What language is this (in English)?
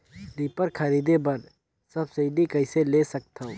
Chhattisgarhi